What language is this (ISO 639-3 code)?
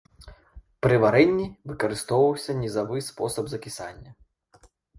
bel